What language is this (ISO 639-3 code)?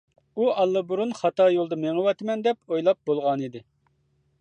uig